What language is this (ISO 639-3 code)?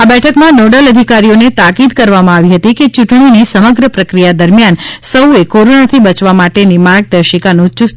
guj